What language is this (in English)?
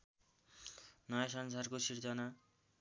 Nepali